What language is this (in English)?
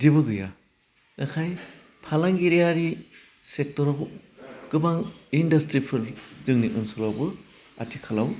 Bodo